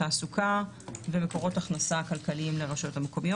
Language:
Hebrew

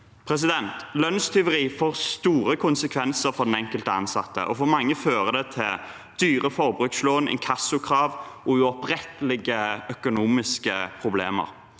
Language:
Norwegian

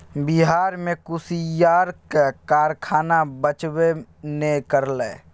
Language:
Maithili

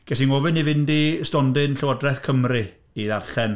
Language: Welsh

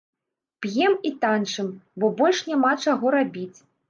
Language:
Belarusian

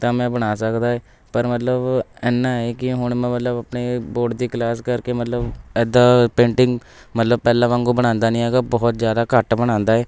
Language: Punjabi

